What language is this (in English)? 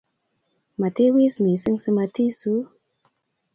Kalenjin